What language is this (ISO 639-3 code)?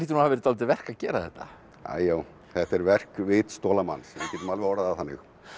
isl